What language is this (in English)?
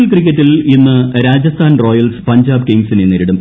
Malayalam